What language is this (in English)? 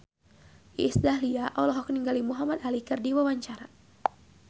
Sundanese